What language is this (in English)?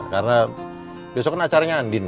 Indonesian